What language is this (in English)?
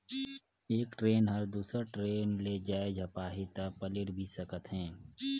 Chhattisgarhi